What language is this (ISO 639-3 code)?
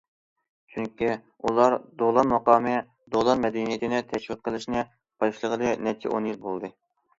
uig